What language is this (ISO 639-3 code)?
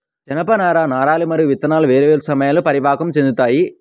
tel